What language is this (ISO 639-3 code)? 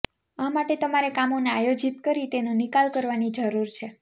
guj